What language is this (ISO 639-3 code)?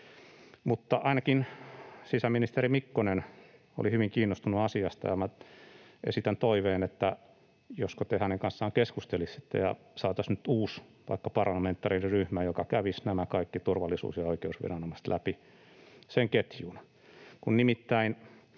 fin